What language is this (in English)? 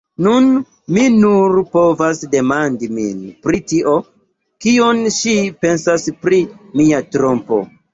Esperanto